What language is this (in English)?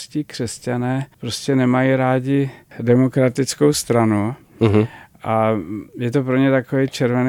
Czech